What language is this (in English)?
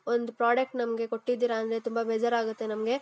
Kannada